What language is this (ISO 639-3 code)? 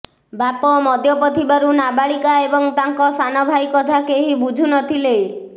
ori